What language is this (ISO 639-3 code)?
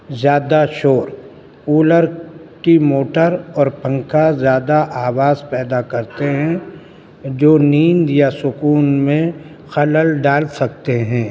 urd